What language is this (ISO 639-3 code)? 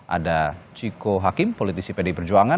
ind